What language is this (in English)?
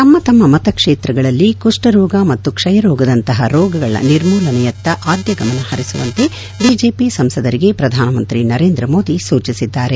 Kannada